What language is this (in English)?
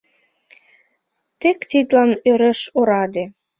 Mari